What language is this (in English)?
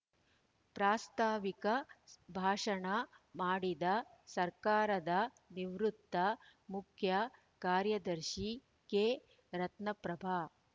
Kannada